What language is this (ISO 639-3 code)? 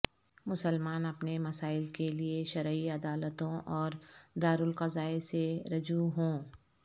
urd